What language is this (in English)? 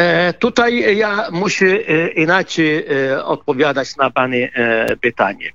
Polish